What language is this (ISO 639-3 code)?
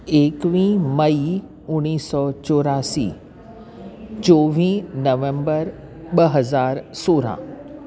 snd